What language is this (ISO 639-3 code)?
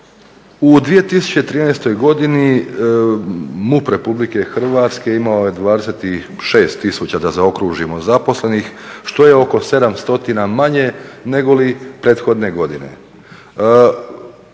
hrv